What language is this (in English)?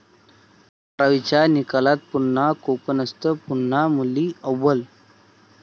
Marathi